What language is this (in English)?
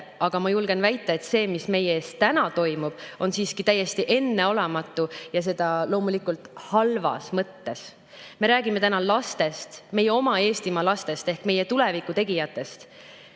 Estonian